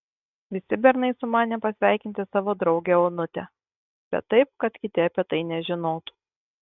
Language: Lithuanian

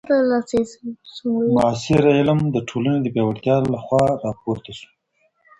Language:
Pashto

